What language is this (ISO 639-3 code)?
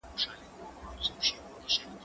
pus